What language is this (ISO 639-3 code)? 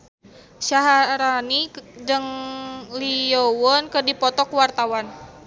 sun